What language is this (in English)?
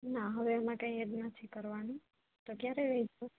Gujarati